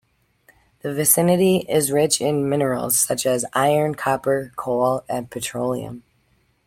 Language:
English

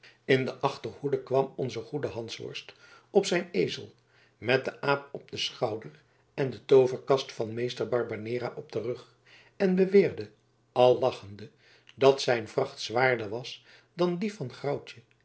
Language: Dutch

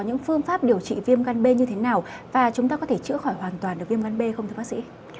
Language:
Vietnamese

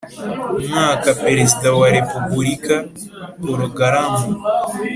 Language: Kinyarwanda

